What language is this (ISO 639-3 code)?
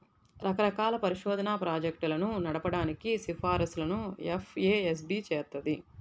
tel